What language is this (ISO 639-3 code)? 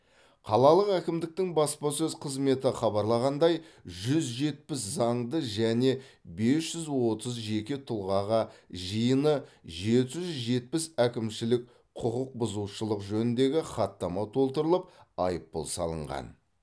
kaz